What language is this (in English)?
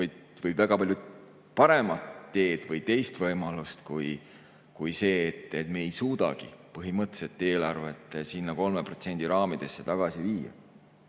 Estonian